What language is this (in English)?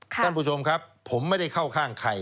Thai